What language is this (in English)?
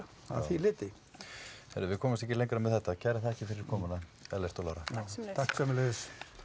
Icelandic